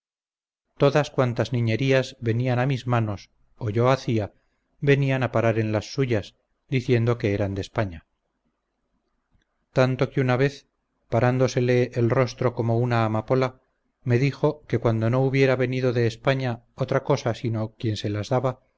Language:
Spanish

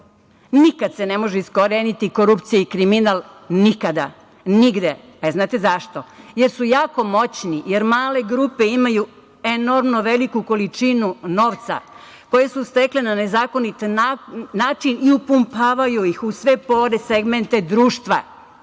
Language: Serbian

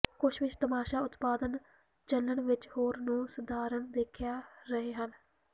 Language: Punjabi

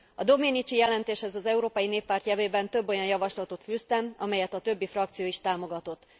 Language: Hungarian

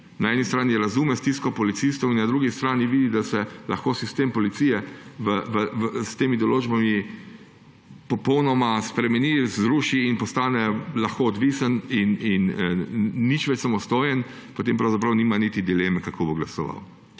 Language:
Slovenian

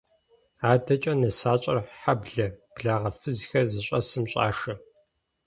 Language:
Kabardian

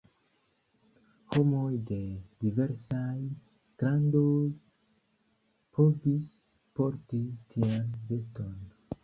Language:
Esperanto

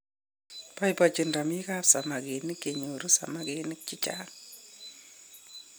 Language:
Kalenjin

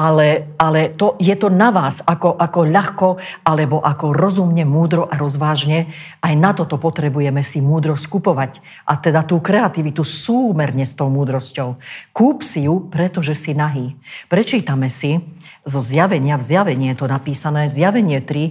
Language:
Slovak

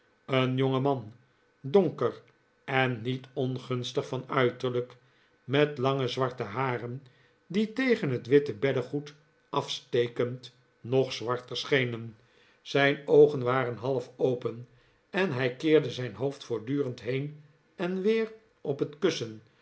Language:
Dutch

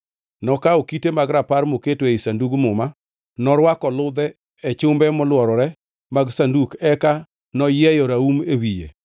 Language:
Luo (Kenya and Tanzania)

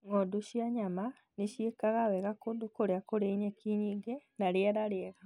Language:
Kikuyu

